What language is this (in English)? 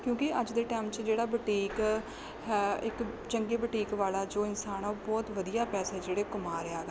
Punjabi